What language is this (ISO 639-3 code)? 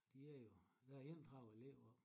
dan